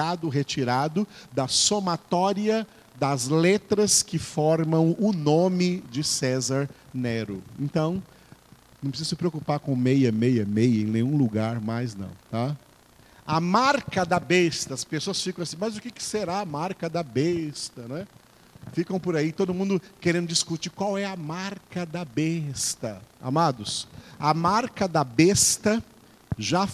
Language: Portuguese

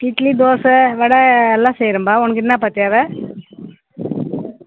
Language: Tamil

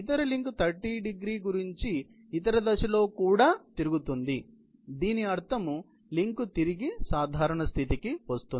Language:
Telugu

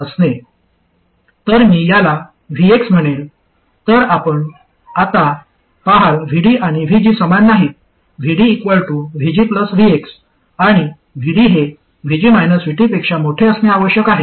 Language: Marathi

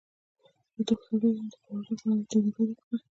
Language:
Pashto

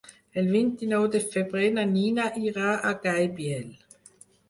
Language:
Catalan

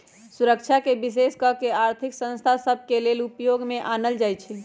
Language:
Magahi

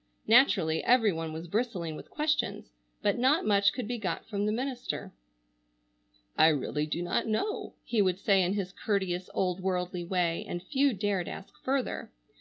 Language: English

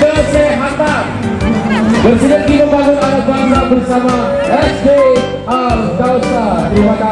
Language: Indonesian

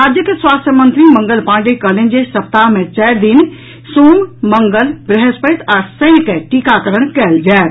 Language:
Maithili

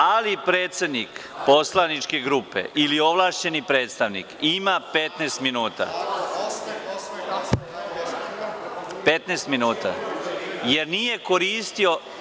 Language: Serbian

